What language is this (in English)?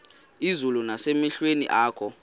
Xhosa